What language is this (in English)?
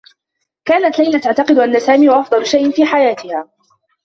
Arabic